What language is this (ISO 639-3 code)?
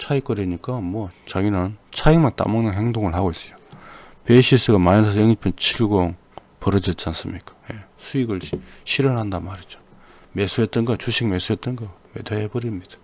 kor